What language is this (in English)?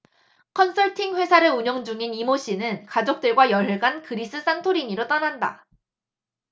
Korean